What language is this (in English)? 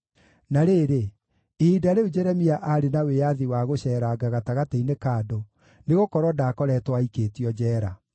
Kikuyu